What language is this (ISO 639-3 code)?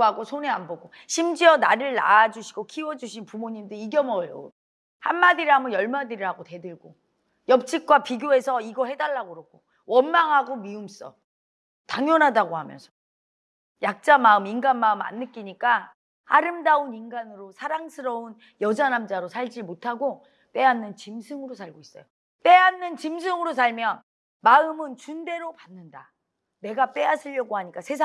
kor